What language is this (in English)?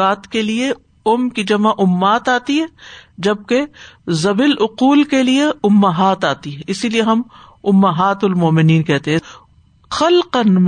Urdu